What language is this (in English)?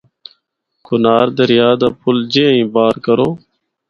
Northern Hindko